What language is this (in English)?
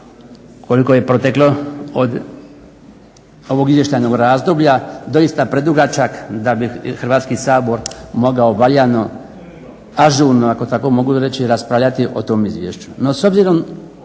Croatian